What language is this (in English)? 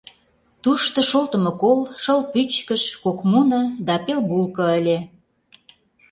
Mari